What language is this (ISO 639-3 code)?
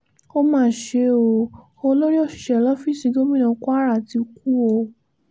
yor